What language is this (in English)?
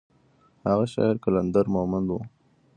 Pashto